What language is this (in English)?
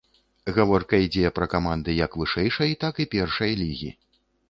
Belarusian